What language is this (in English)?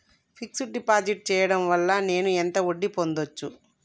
Telugu